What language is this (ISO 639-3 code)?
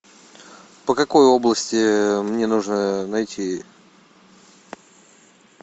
rus